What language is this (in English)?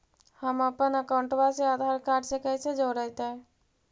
Magahi